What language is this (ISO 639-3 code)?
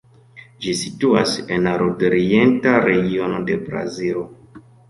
epo